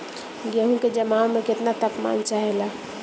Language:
Bhojpuri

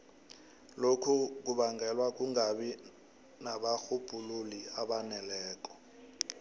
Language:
South Ndebele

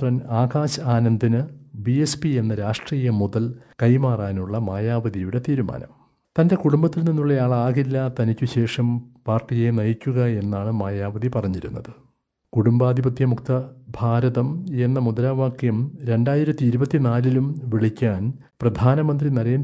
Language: Malayalam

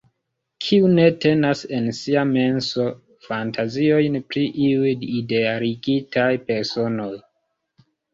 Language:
Esperanto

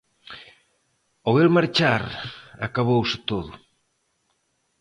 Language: Galician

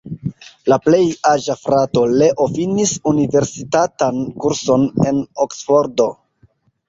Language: Esperanto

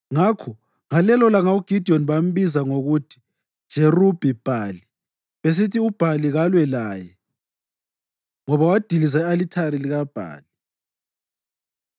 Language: North Ndebele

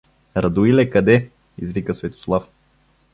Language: Bulgarian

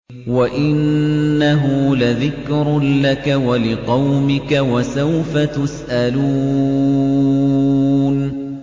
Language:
Arabic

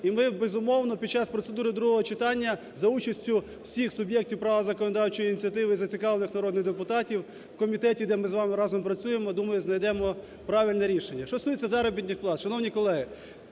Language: Ukrainian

